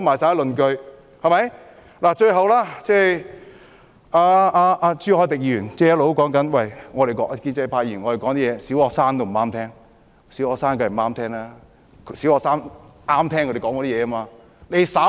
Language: Cantonese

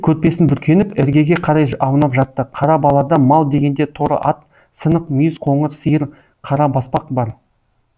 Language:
Kazakh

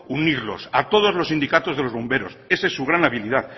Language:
Spanish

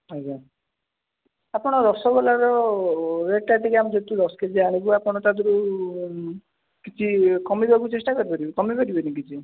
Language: Odia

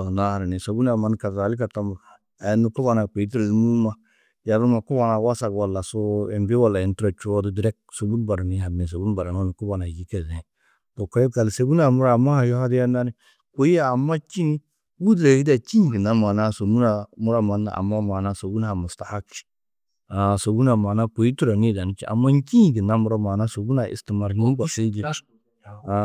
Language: Tedaga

